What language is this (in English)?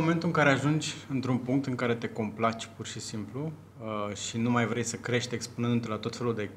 Romanian